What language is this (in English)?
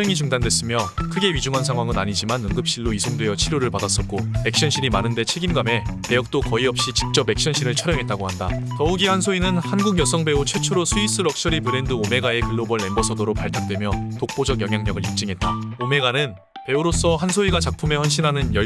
Korean